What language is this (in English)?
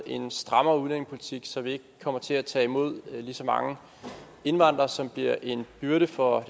Danish